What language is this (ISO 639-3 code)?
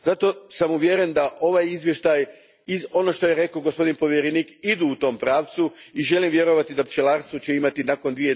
hrv